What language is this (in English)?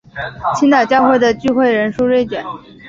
Chinese